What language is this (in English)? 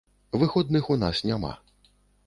Belarusian